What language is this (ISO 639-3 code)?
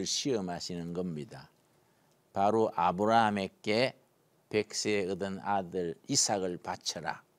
kor